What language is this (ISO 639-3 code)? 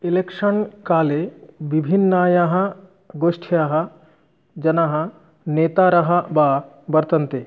san